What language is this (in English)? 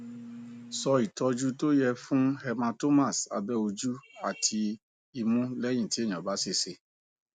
Yoruba